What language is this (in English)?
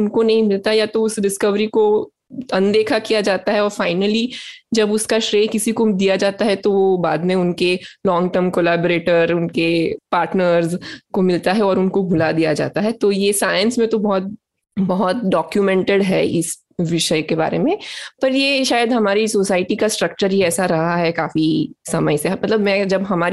Hindi